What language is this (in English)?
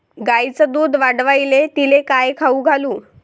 Marathi